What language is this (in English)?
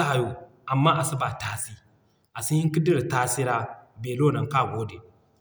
Zarma